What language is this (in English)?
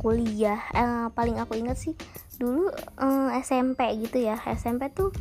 Indonesian